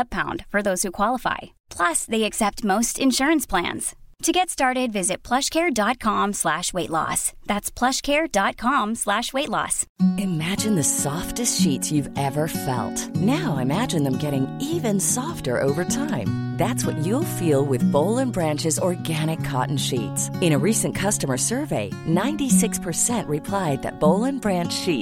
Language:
Swedish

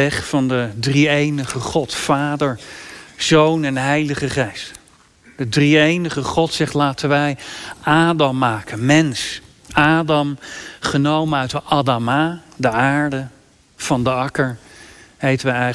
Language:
Dutch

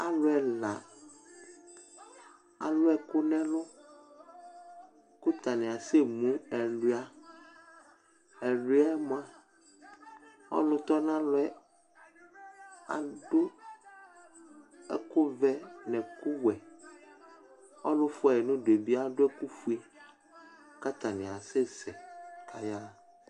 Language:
Ikposo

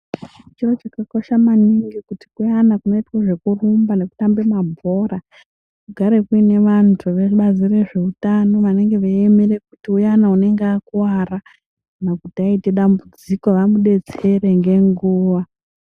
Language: Ndau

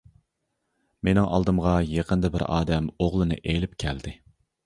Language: Uyghur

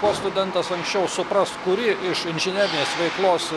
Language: Lithuanian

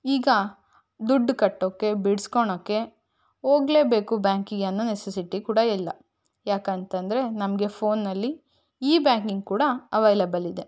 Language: Kannada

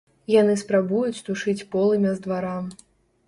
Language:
Belarusian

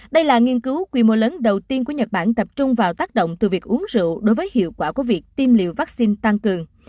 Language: Vietnamese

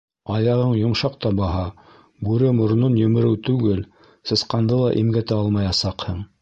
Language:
Bashkir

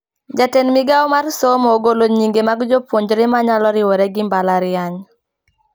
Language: Luo (Kenya and Tanzania)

